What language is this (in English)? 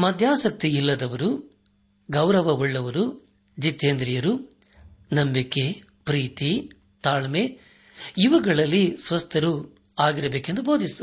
Kannada